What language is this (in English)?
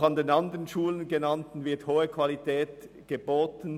Swiss German